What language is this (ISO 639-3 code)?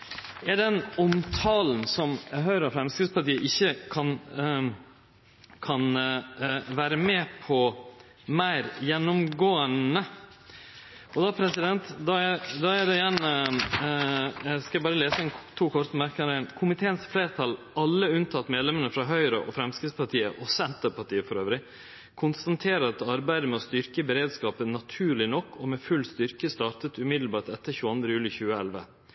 nno